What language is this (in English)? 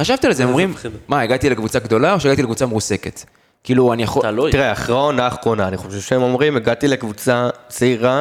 Hebrew